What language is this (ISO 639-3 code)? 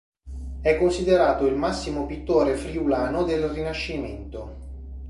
ita